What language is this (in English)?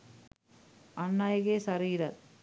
Sinhala